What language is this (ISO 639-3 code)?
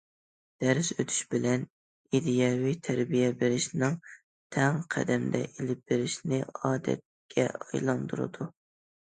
uig